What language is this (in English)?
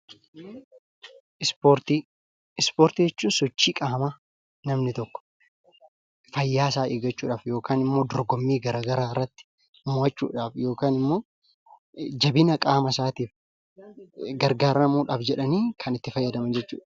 Oromo